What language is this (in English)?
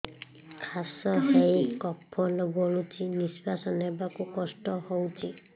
Odia